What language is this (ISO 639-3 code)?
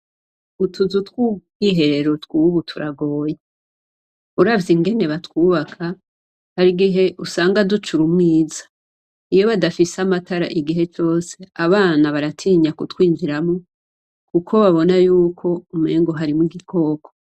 run